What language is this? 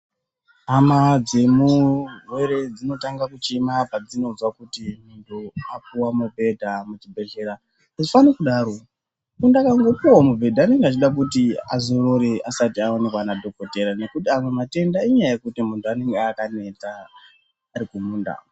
Ndau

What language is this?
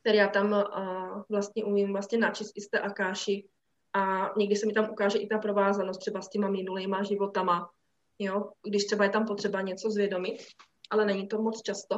Czech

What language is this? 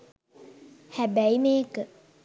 Sinhala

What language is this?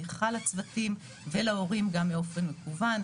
Hebrew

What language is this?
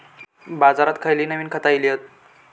Marathi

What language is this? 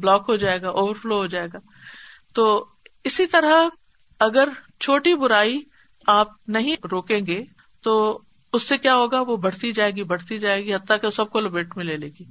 Urdu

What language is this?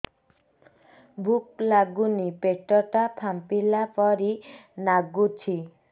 Odia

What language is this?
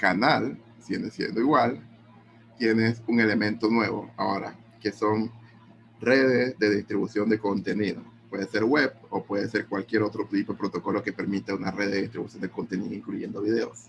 Spanish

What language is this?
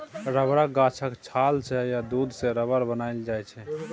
Maithili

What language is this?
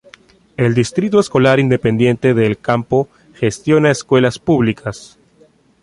Spanish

